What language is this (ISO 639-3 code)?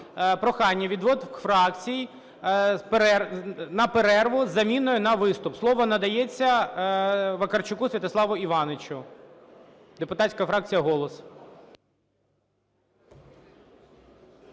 ukr